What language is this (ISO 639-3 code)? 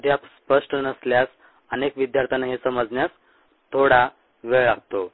mar